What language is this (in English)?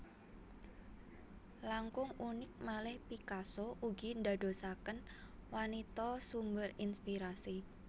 Javanese